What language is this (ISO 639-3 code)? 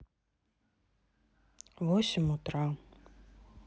rus